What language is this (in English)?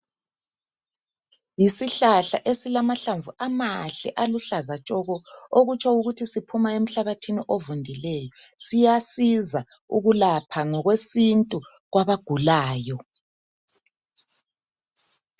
North Ndebele